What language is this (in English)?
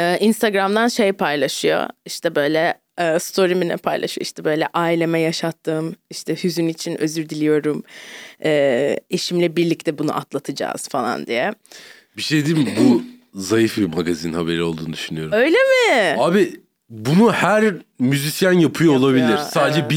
Turkish